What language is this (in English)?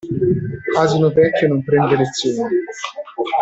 Italian